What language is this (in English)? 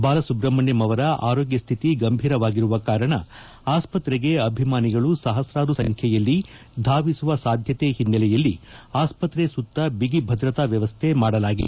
Kannada